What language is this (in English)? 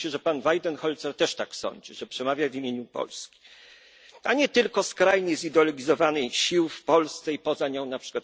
Polish